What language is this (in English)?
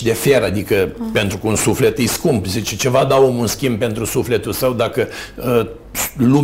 Romanian